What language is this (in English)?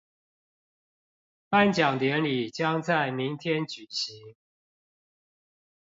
Chinese